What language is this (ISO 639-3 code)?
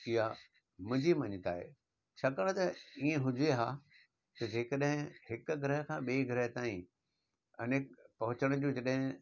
snd